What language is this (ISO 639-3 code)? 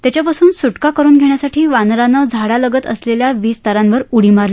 mar